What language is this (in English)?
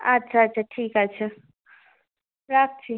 Bangla